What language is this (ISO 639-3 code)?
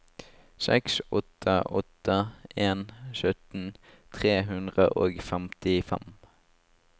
nor